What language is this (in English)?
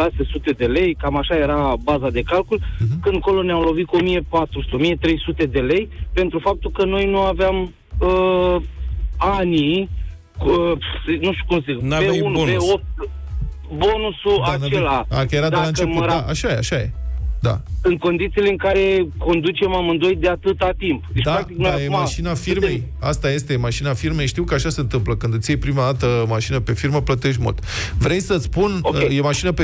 Romanian